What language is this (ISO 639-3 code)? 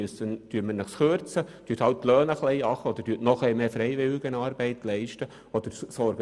gsw